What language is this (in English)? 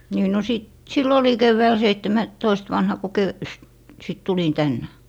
Finnish